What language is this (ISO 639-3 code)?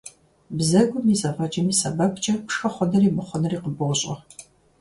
kbd